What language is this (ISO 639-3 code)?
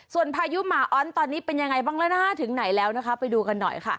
tha